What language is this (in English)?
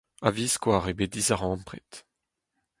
Breton